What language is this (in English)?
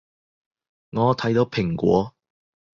Cantonese